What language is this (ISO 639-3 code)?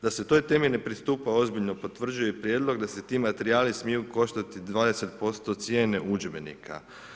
hrv